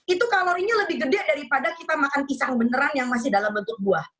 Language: Indonesian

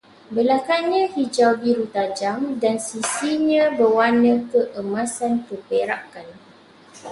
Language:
Malay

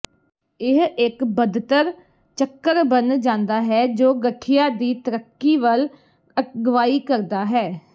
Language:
Punjabi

